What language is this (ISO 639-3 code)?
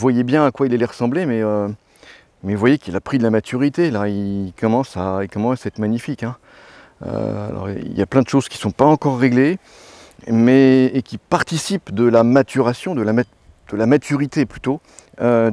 fra